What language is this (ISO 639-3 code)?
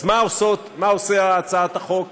heb